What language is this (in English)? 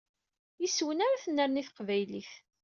Kabyle